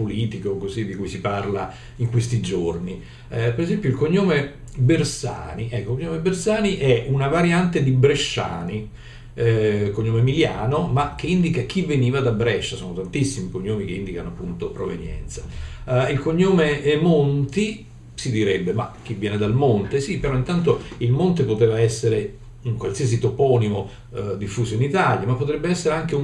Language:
Italian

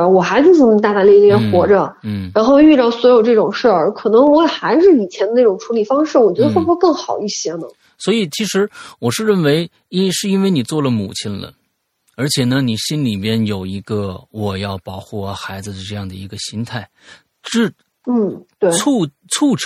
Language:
Chinese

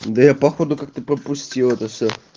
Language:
Russian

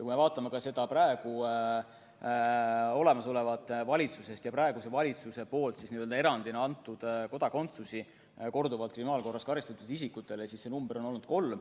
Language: Estonian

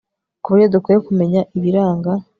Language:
Kinyarwanda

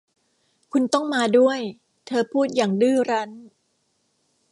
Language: Thai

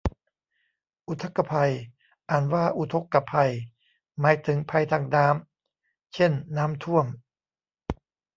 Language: Thai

